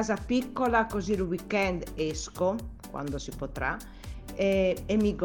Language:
Italian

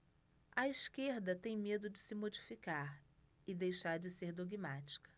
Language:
Portuguese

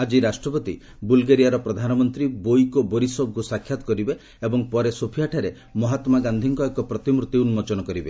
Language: Odia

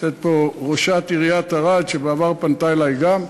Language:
Hebrew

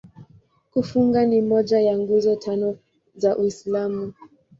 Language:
Swahili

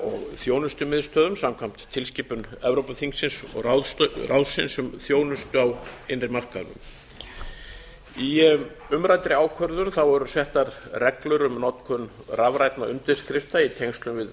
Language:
Icelandic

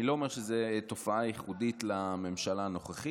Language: Hebrew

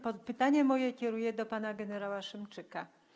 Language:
Polish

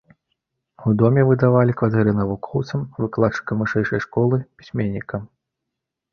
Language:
Belarusian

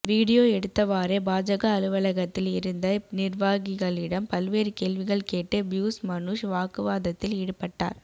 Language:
Tamil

